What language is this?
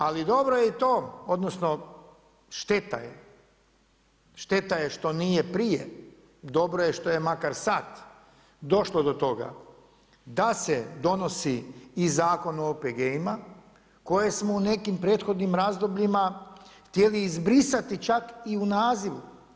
Croatian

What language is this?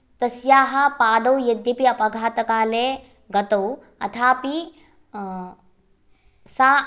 Sanskrit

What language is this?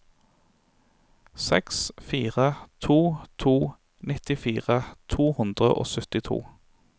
Norwegian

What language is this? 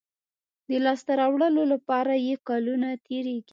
Pashto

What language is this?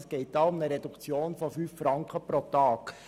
Swiss German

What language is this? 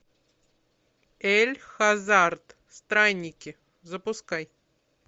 Russian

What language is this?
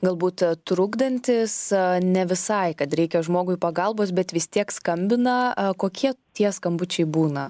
Lithuanian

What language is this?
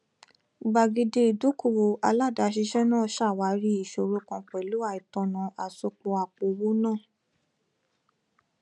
Yoruba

